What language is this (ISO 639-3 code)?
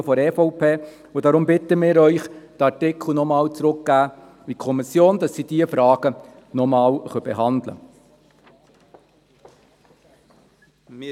gsw